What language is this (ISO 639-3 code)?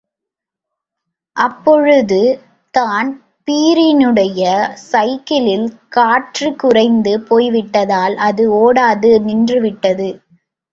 tam